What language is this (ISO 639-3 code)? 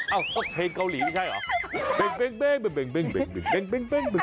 tha